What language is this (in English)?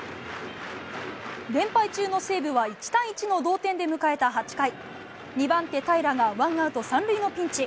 Japanese